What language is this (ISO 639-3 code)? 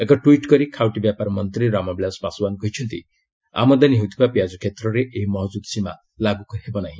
ori